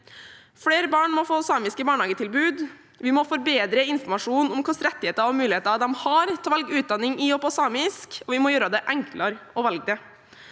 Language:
Norwegian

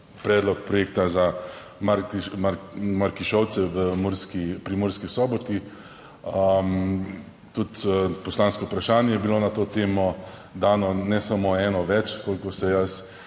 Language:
Slovenian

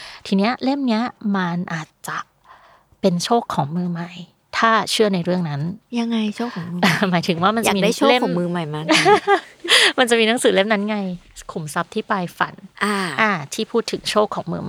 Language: Thai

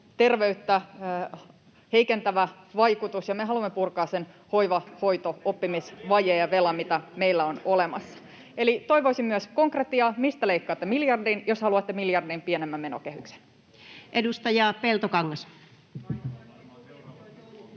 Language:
Finnish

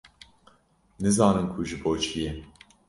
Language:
Kurdish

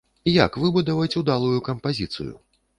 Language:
Belarusian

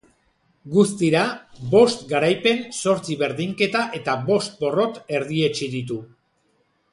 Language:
Basque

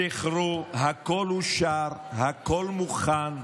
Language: Hebrew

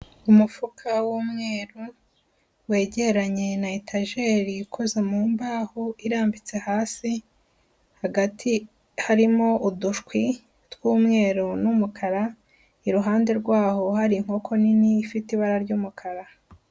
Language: Kinyarwanda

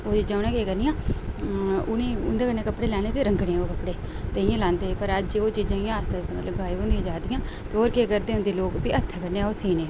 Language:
Dogri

